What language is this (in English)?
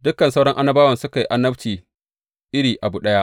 Hausa